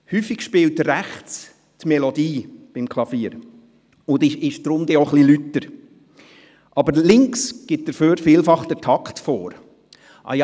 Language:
Swiss German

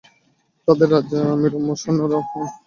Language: Bangla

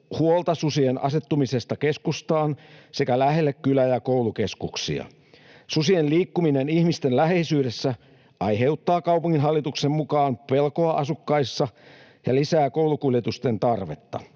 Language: Finnish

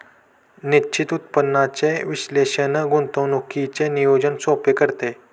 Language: Marathi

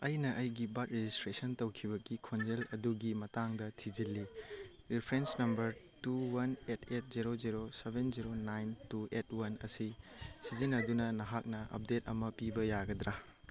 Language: Manipuri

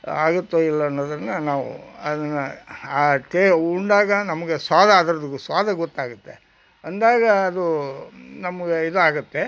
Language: Kannada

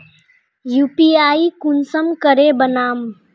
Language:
Magahi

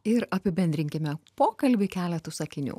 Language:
Lithuanian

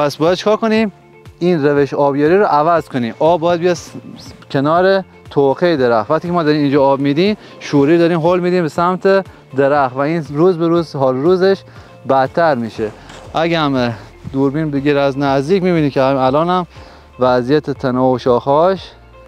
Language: Persian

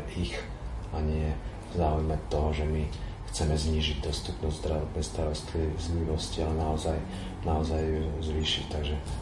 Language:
Slovak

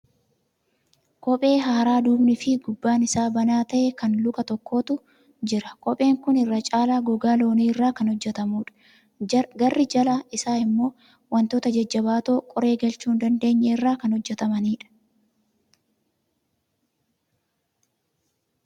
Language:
Oromo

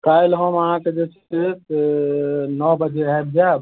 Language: Maithili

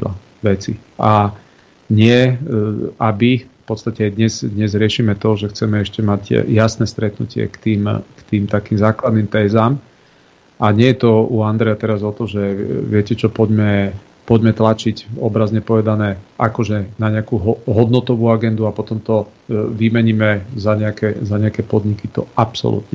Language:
Slovak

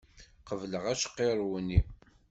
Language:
Kabyle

